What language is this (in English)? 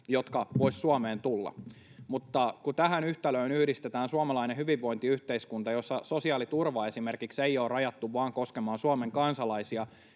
Finnish